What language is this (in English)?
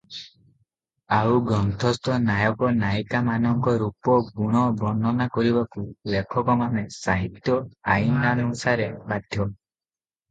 Odia